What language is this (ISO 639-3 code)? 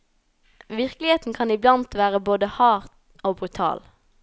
nor